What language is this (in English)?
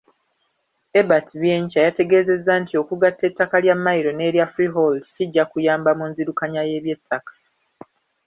Ganda